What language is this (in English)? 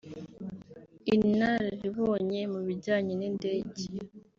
Kinyarwanda